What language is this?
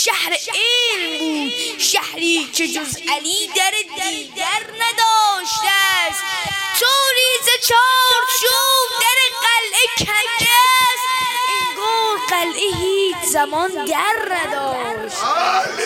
Persian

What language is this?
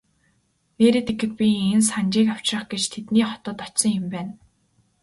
Mongolian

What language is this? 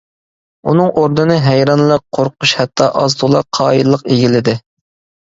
Uyghur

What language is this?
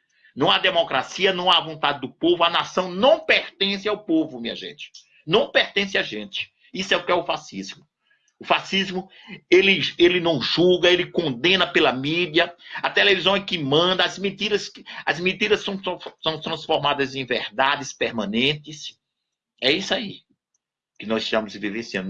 Portuguese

